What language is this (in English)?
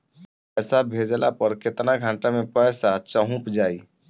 Bhojpuri